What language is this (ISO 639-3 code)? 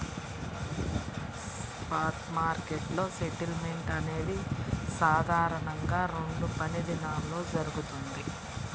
tel